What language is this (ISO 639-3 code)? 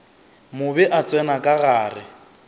nso